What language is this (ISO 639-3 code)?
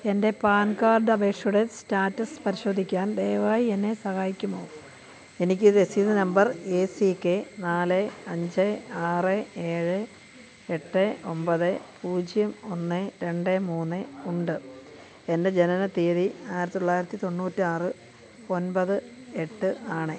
mal